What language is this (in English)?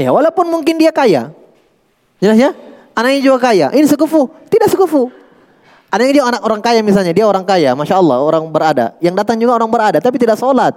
Indonesian